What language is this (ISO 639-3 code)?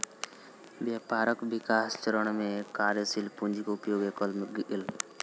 mai